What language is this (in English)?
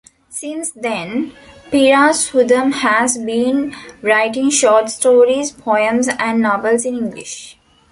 English